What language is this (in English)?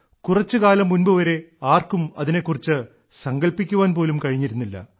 Malayalam